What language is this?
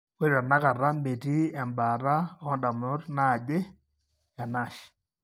Masai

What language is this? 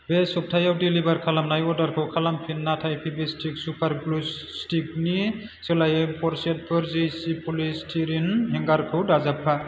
Bodo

